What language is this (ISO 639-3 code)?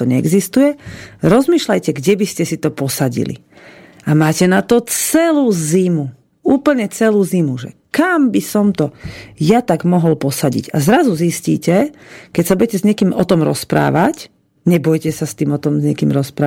slk